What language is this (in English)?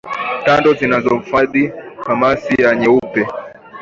Swahili